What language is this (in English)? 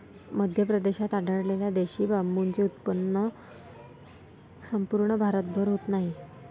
Marathi